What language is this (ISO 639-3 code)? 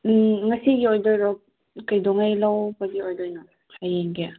mni